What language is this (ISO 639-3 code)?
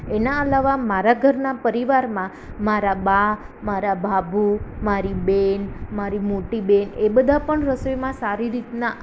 guj